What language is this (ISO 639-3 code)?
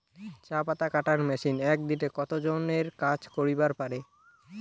ben